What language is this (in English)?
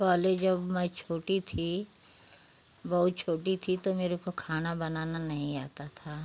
Hindi